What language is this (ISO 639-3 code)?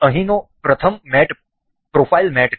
guj